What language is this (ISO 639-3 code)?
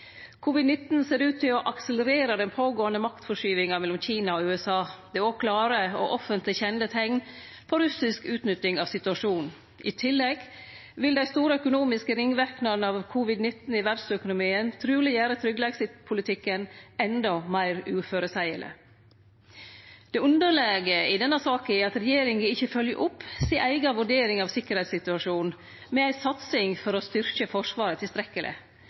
nno